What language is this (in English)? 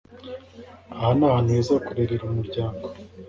Kinyarwanda